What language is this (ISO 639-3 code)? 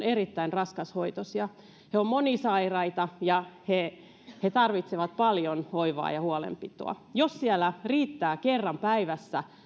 fin